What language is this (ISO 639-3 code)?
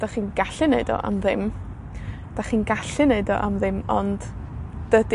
cym